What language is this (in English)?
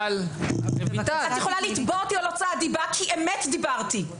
Hebrew